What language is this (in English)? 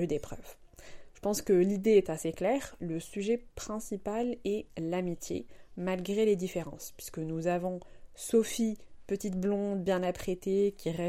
French